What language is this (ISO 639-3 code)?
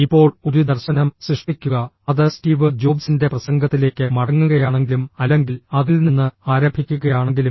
mal